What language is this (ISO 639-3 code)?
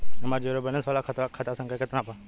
bho